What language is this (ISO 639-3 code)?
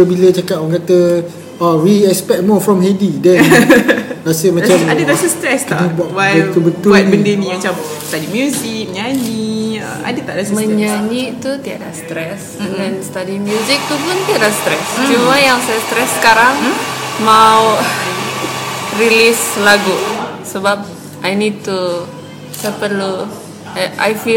msa